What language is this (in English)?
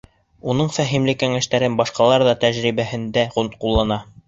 Bashkir